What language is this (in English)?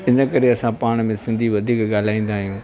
Sindhi